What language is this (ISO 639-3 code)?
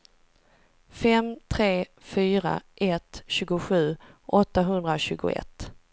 swe